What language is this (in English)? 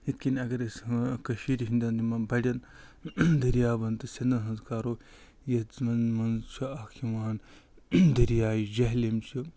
Kashmiri